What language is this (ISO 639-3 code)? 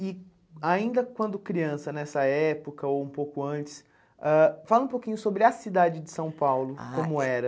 por